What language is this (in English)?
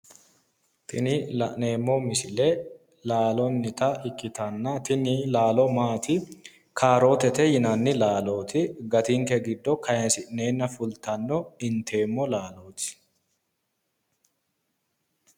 Sidamo